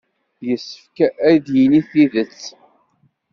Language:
Kabyle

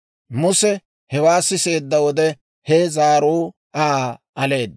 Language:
Dawro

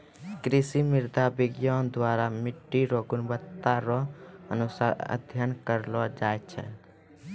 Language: Maithili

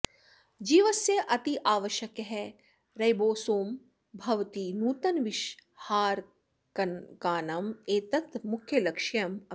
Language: Sanskrit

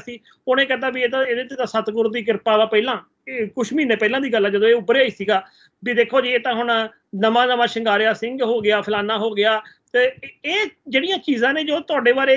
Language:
Punjabi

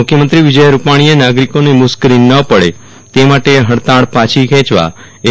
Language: Gujarati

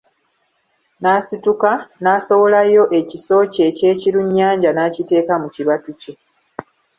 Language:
Ganda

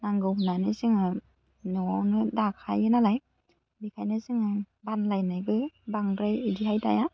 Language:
Bodo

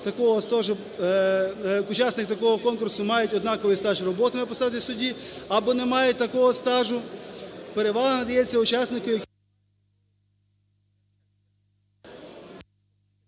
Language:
Ukrainian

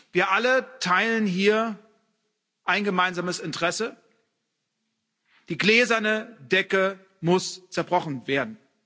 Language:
German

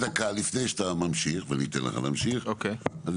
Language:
Hebrew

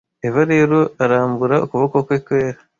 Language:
Kinyarwanda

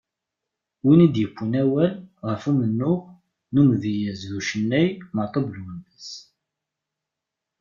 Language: Kabyle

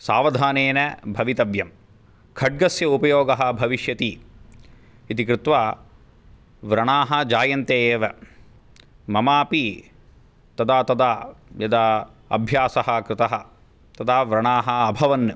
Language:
Sanskrit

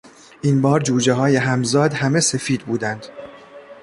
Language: Persian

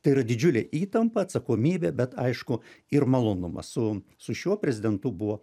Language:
Lithuanian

